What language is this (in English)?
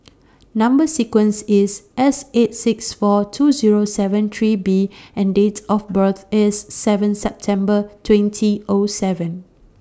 English